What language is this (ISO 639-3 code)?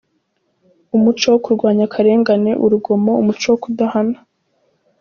kin